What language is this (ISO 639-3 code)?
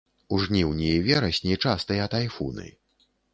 bel